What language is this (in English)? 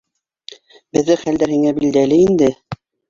Bashkir